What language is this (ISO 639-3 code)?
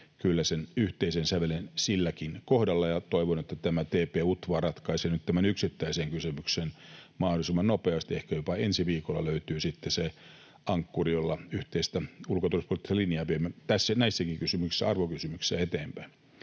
fin